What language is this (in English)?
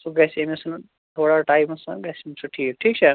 Kashmiri